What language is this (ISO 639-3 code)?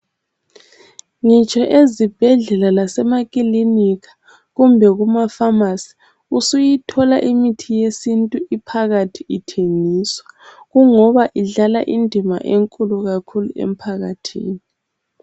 nde